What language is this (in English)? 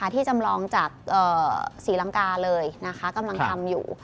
Thai